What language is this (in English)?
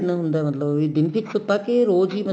Punjabi